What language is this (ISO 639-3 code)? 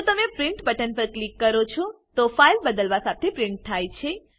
guj